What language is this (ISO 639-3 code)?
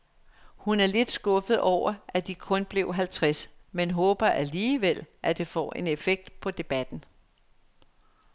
dan